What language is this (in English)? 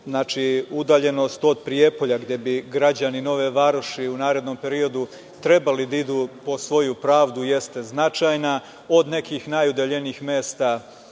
Serbian